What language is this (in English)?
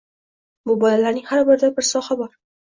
Uzbek